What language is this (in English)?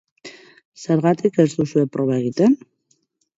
Basque